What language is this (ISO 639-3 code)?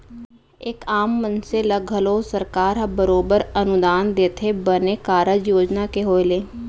hne